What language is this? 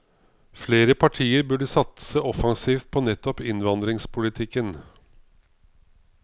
Norwegian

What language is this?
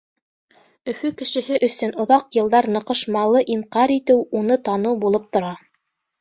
Bashkir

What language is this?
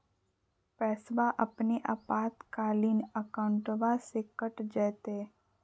Magahi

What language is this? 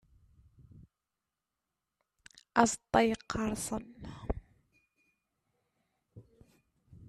Kabyle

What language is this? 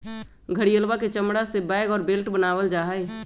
Magahi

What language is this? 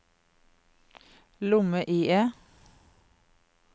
Norwegian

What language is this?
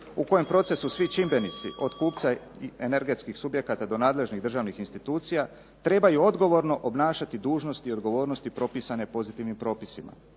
Croatian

